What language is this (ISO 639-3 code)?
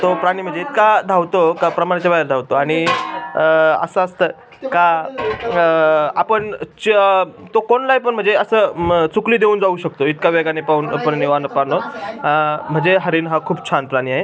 mar